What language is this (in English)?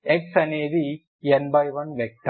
Telugu